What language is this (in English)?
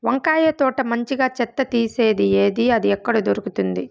Telugu